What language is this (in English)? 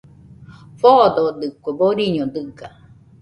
Nüpode Huitoto